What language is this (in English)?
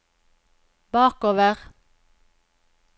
Norwegian